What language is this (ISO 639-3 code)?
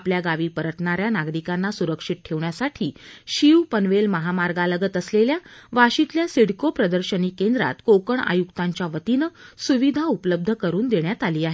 mar